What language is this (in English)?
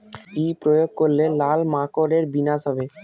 Bangla